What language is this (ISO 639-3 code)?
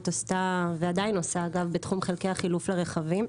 heb